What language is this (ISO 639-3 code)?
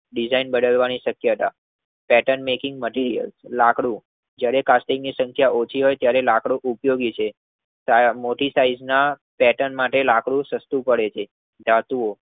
guj